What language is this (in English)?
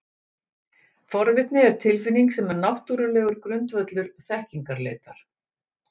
Icelandic